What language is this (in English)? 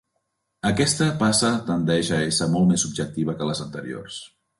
Catalan